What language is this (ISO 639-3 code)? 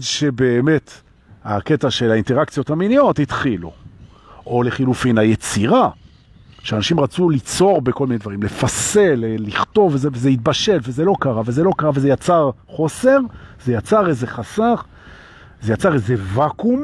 heb